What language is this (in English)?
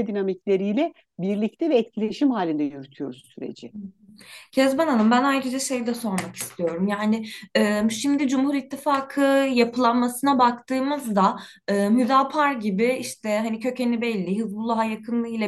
Turkish